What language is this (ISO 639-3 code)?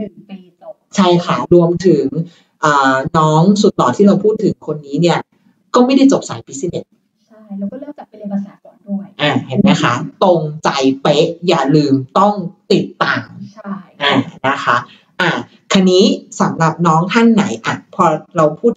tha